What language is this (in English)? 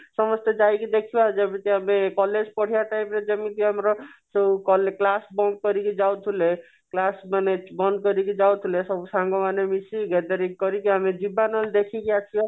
Odia